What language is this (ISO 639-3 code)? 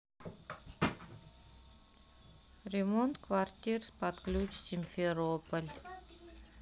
rus